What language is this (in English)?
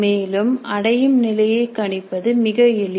Tamil